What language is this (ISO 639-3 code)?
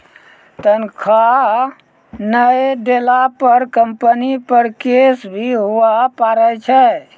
mai